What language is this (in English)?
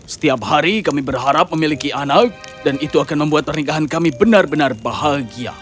Indonesian